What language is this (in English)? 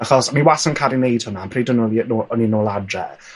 Welsh